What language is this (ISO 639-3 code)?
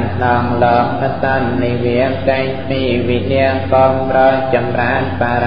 tha